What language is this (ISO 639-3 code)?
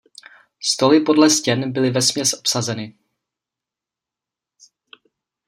ces